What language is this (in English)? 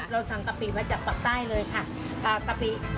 Thai